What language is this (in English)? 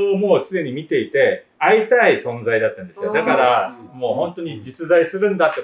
Japanese